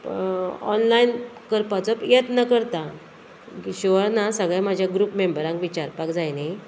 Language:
Konkani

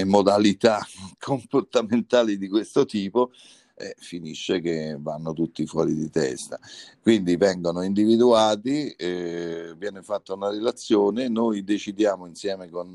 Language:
Italian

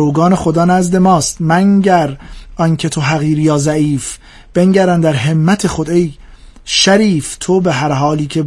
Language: Persian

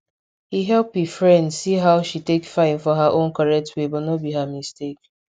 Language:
Nigerian Pidgin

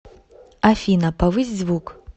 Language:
Russian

